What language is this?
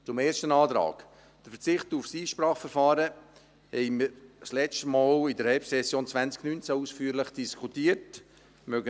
Swiss German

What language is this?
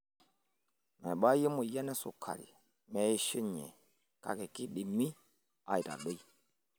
Masai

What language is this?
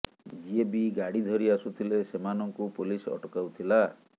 Odia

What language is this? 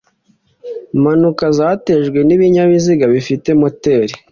Kinyarwanda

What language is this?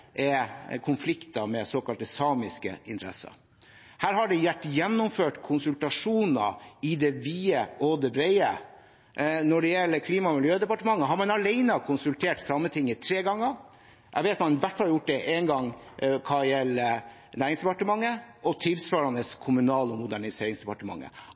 Norwegian Bokmål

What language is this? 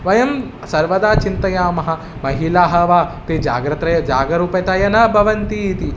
Sanskrit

